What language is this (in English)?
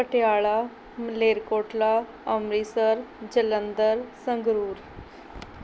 Punjabi